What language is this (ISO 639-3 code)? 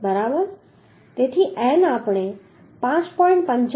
guj